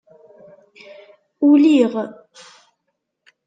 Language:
Kabyle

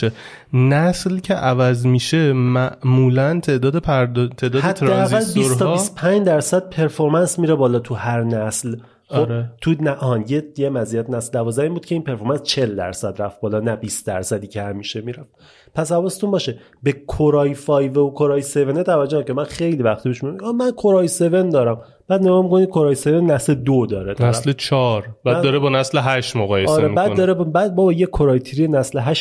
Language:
Persian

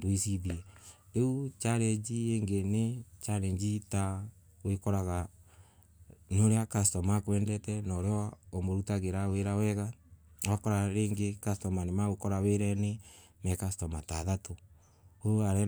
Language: Embu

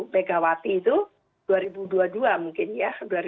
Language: Indonesian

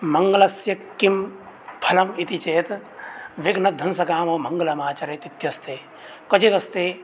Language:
Sanskrit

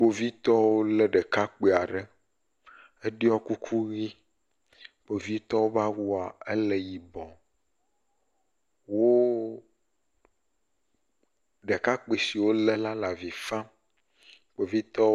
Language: Ewe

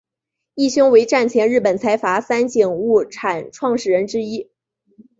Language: Chinese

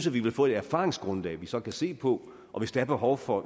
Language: Danish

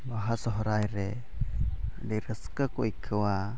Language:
Santali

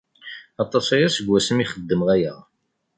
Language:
Kabyle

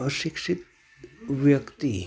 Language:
Gujarati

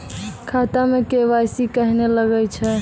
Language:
Maithili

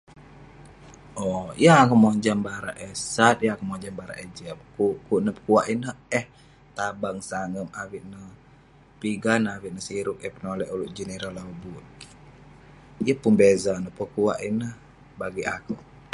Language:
Western Penan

